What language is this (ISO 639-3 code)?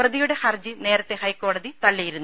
mal